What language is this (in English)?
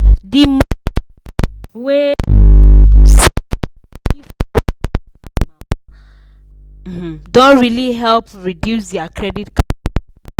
Nigerian Pidgin